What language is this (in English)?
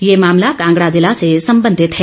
Hindi